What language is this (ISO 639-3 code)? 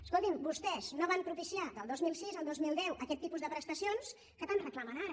cat